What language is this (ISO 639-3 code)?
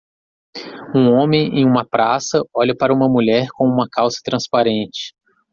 por